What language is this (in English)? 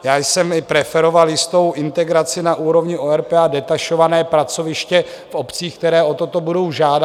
Czech